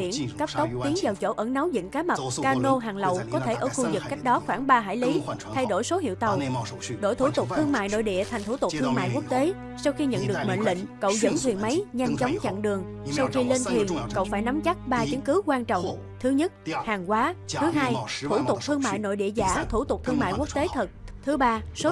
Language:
Vietnamese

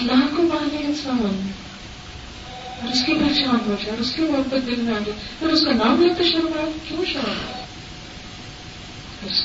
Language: Urdu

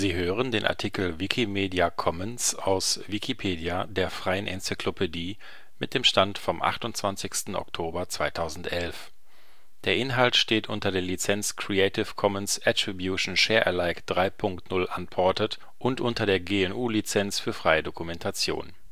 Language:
German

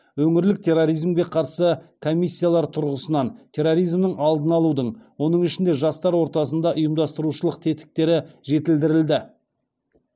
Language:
Kazakh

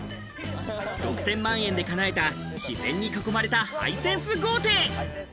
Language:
Japanese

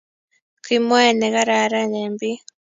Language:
Kalenjin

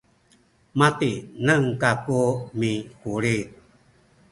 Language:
Sakizaya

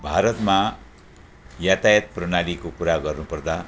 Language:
Nepali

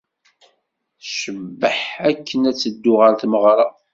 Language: Kabyle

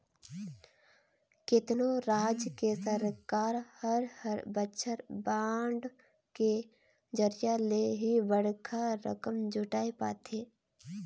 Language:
Chhattisgarhi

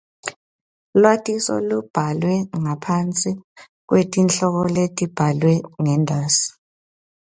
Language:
Swati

